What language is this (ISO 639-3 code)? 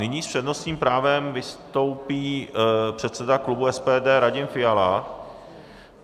ces